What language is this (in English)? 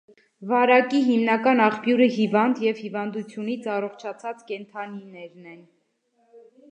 Armenian